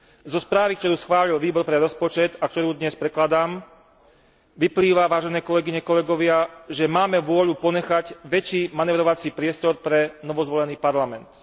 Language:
Slovak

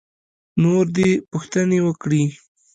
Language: Pashto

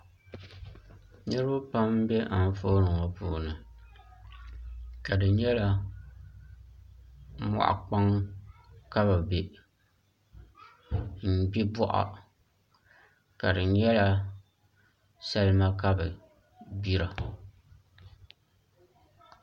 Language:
Dagbani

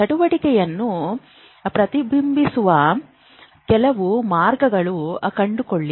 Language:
Kannada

